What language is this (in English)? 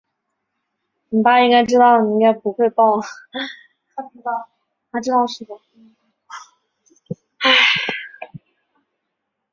Chinese